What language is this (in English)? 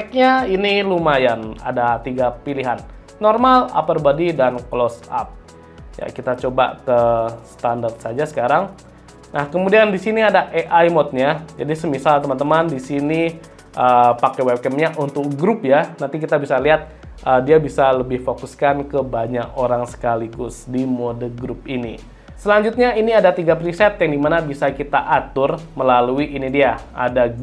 Indonesian